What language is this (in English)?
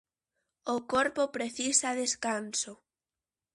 Galician